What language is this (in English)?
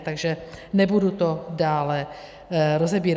Czech